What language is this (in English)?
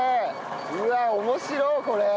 Japanese